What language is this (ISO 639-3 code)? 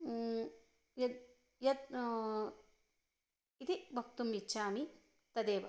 san